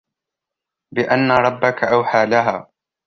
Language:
Arabic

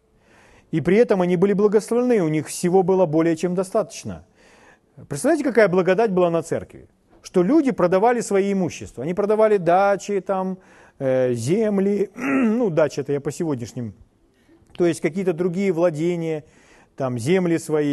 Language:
Russian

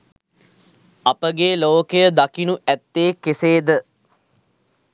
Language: Sinhala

